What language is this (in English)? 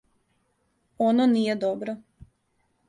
Serbian